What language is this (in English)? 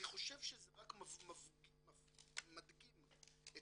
Hebrew